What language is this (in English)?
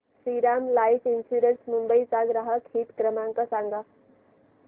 Marathi